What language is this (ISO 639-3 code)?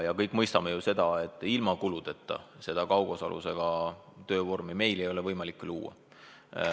est